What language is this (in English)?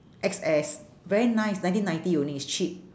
English